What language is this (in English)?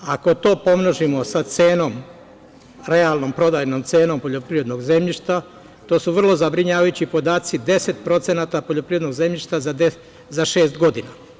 Serbian